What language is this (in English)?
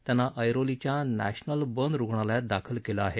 Marathi